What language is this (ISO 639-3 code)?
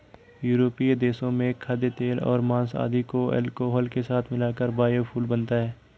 hin